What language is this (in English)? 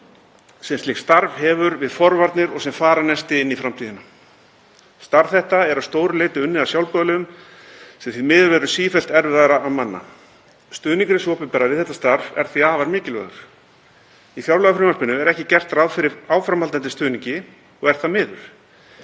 Icelandic